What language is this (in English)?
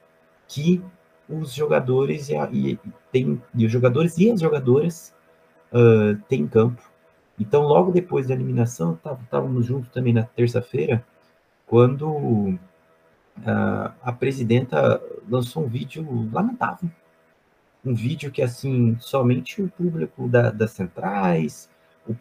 Portuguese